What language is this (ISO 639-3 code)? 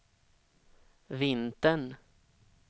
swe